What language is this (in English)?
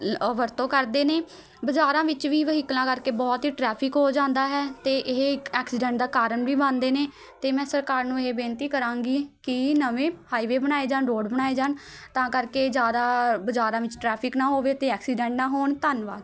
Punjabi